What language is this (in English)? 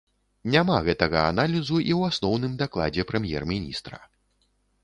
Belarusian